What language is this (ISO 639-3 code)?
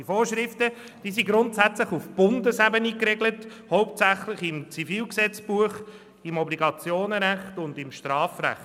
gsw